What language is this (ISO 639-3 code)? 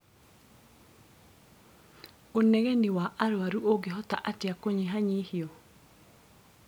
kik